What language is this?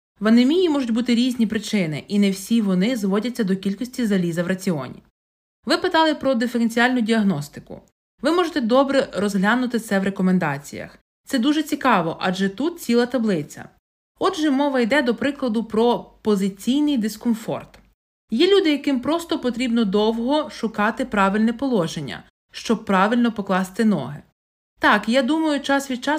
Ukrainian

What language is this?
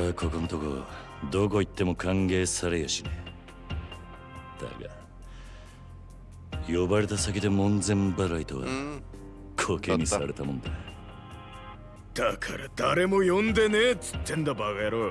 Japanese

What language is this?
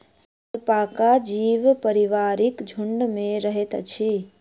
Maithili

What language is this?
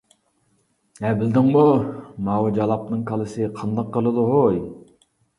Uyghur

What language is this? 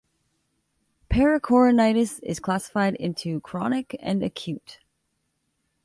English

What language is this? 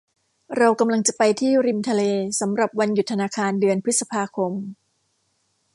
Thai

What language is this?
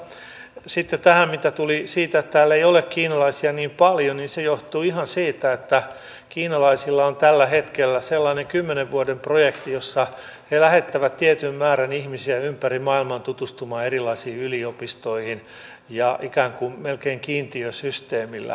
Finnish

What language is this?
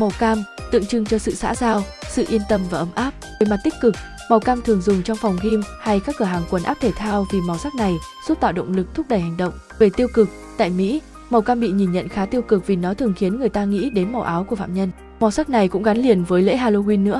Vietnamese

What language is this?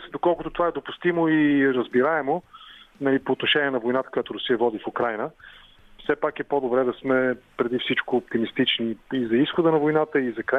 Bulgarian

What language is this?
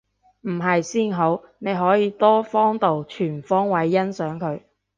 Cantonese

